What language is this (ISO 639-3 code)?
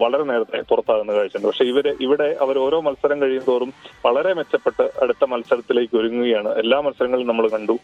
mal